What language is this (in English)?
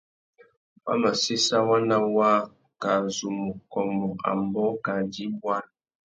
Tuki